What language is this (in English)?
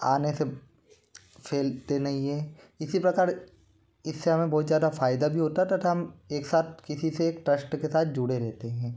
Hindi